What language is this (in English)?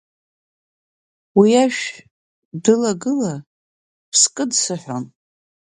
Abkhazian